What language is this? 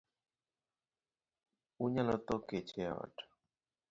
Luo (Kenya and Tanzania)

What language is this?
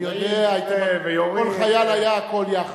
Hebrew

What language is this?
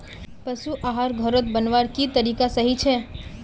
Magahi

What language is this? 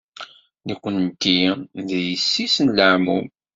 Kabyle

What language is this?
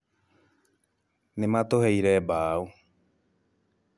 Kikuyu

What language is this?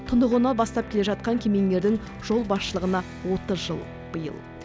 Kazakh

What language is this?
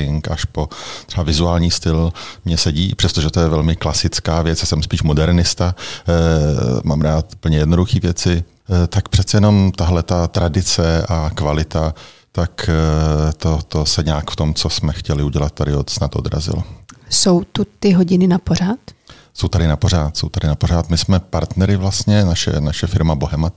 Czech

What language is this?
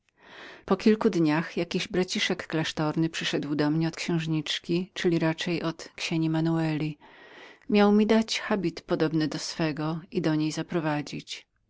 Polish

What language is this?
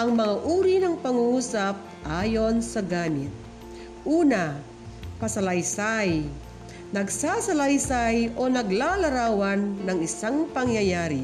Filipino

